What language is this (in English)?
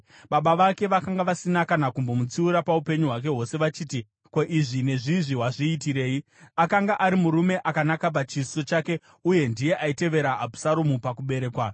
Shona